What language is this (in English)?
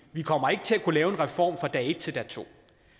Danish